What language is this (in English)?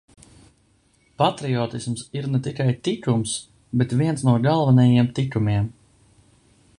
Latvian